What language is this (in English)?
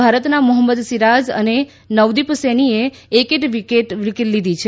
Gujarati